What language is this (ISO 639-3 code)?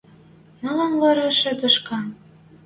mrj